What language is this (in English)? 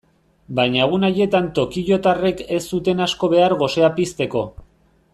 Basque